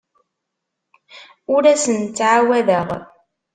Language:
Kabyle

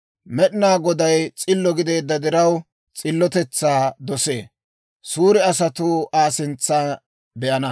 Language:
Dawro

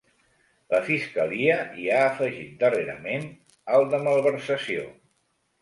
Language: Catalan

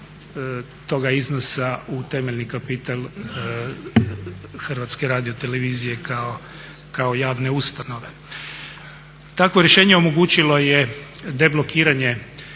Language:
Croatian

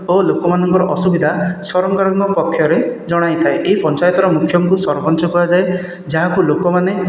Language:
Odia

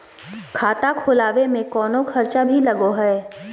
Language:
Magahi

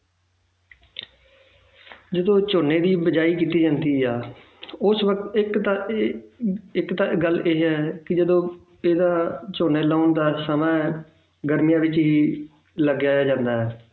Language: Punjabi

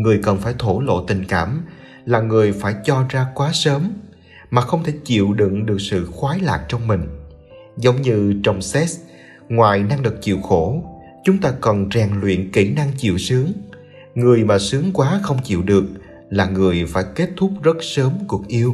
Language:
Vietnamese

